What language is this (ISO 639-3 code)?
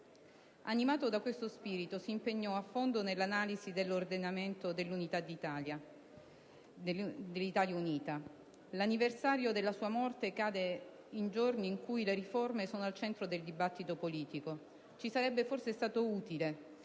ita